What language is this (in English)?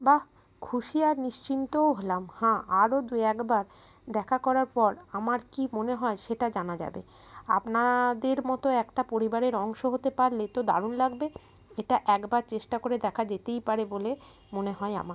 Bangla